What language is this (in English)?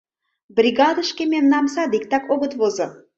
Mari